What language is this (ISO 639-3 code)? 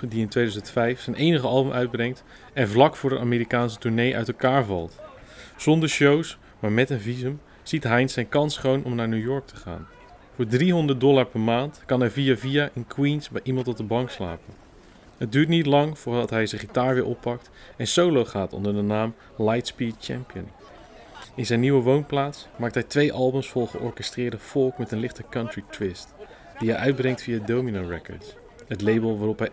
nld